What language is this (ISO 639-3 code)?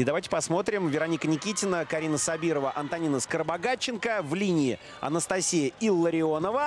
rus